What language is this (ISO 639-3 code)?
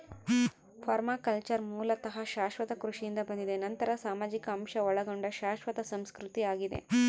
kan